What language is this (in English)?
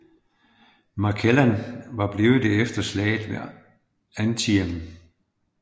Danish